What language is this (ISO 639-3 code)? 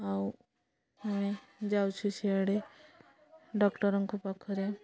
ori